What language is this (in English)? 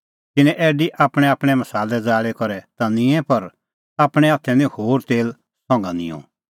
Kullu Pahari